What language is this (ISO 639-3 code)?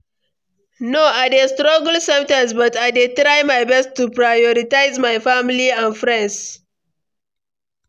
pcm